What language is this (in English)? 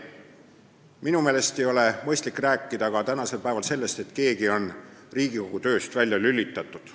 Estonian